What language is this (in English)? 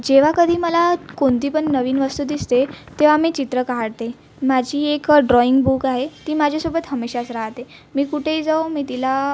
Marathi